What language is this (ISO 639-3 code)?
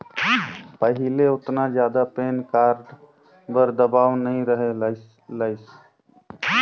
hne